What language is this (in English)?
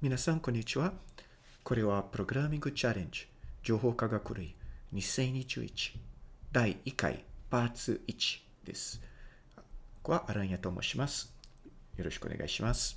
Japanese